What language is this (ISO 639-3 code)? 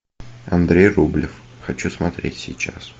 rus